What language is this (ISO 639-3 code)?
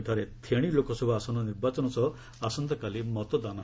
ori